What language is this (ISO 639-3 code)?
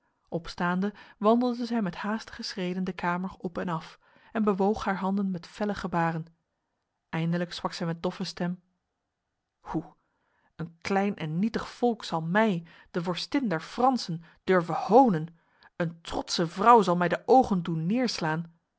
nld